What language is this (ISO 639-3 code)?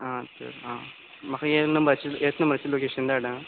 kok